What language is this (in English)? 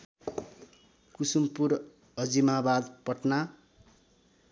Nepali